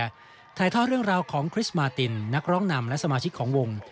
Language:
Thai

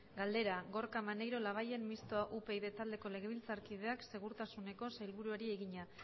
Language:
Basque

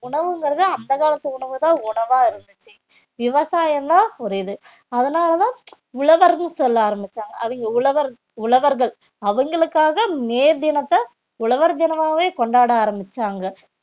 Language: Tamil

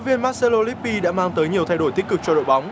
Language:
Vietnamese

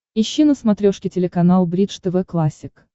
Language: Russian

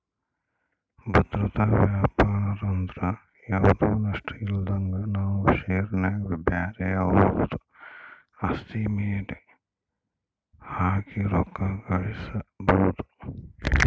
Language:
Kannada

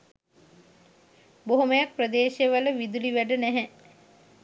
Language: Sinhala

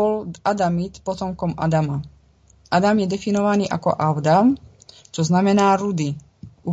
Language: Czech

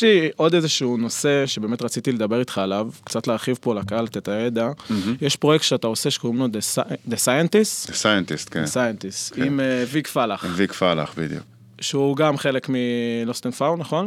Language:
Hebrew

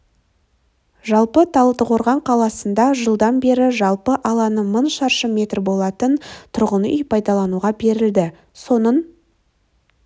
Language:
Kazakh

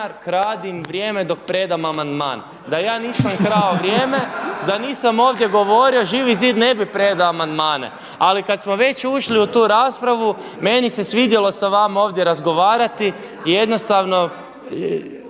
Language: Croatian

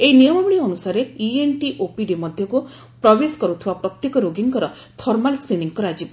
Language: Odia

